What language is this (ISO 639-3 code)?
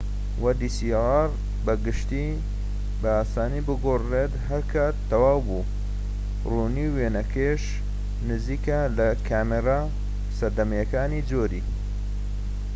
ckb